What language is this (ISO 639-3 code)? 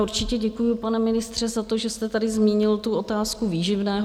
ces